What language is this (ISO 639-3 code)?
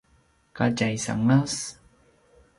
pwn